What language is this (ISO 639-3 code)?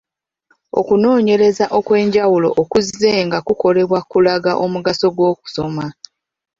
lug